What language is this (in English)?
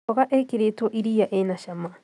Kikuyu